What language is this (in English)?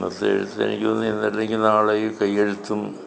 Malayalam